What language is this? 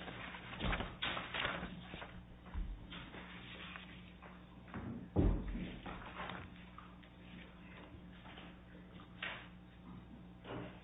English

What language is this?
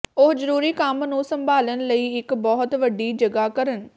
Punjabi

